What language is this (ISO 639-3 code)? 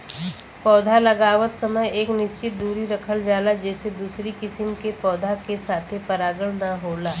bho